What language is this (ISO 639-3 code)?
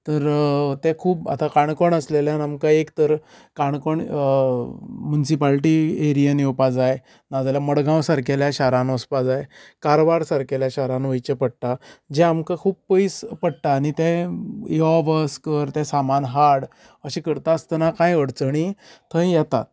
kok